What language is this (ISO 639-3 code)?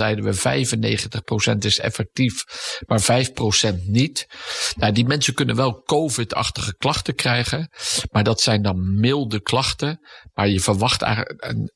nld